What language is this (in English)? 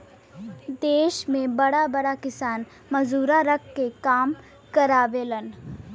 Bhojpuri